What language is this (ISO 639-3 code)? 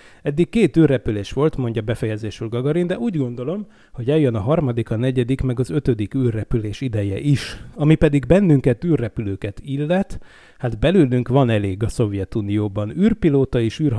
hun